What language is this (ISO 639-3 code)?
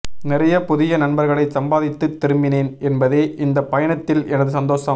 tam